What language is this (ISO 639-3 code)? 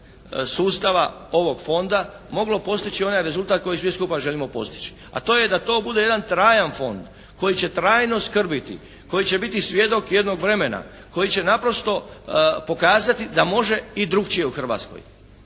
hrv